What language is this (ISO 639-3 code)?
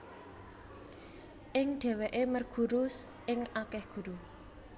jav